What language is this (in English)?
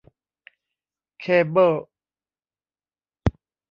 Thai